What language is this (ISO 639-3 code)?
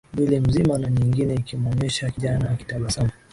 swa